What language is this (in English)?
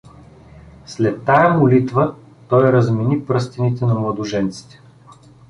Bulgarian